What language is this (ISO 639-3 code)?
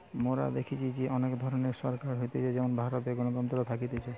ben